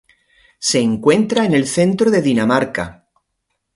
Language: Spanish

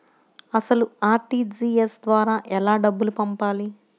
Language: Telugu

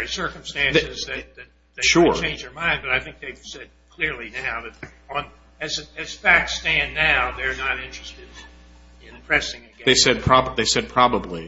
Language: English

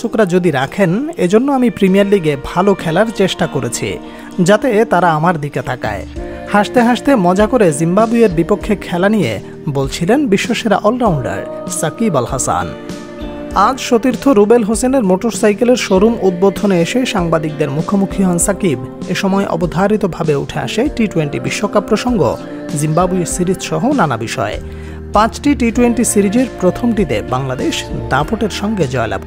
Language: Bangla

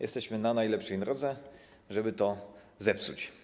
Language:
Polish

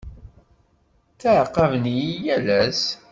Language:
Kabyle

